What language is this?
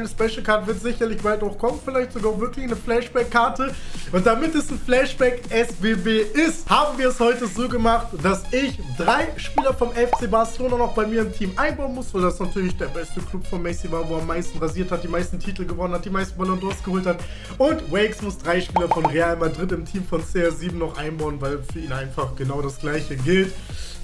German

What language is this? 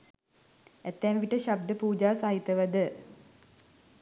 Sinhala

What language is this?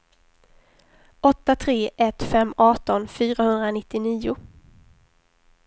Swedish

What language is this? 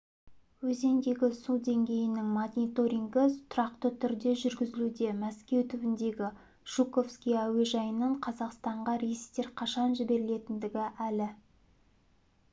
Kazakh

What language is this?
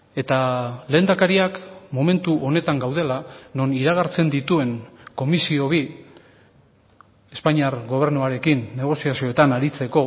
Basque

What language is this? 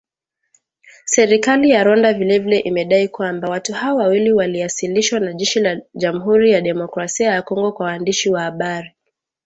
Swahili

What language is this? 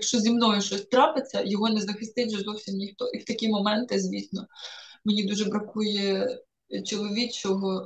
Ukrainian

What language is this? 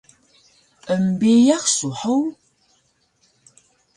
Taroko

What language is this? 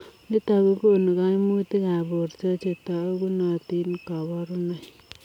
Kalenjin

